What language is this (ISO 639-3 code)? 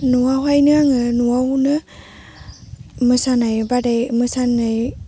brx